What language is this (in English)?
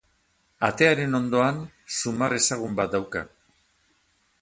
Basque